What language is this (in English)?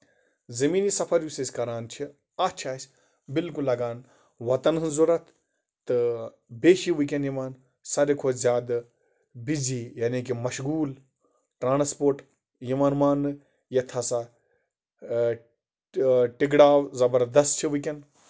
Kashmiri